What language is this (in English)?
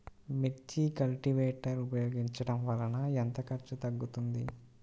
Telugu